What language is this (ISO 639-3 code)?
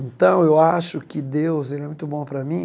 por